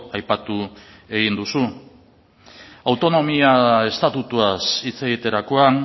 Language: Basque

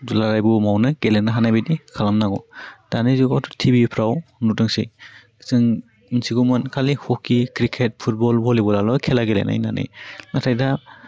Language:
Bodo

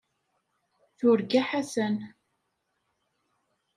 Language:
Kabyle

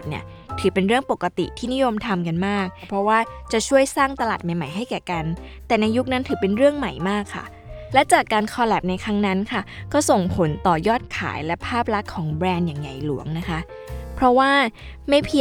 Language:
Thai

